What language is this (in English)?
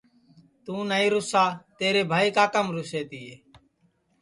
Sansi